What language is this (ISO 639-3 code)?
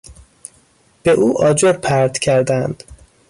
fas